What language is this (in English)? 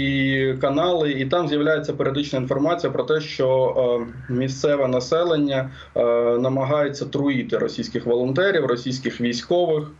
Ukrainian